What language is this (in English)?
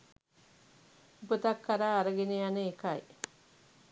Sinhala